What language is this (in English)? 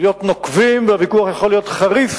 Hebrew